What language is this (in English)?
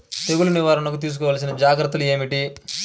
Telugu